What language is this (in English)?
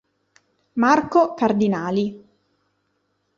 Italian